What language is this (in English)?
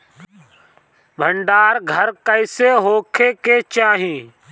Bhojpuri